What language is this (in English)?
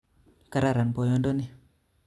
Kalenjin